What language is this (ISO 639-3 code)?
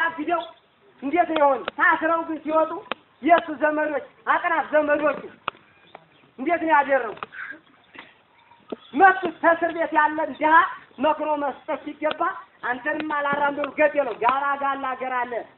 ind